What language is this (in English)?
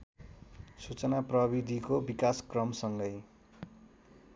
Nepali